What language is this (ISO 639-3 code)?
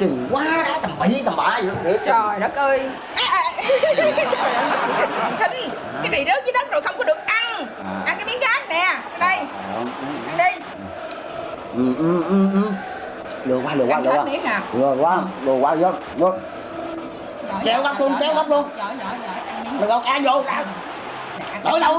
vie